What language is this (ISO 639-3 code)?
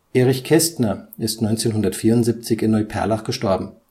deu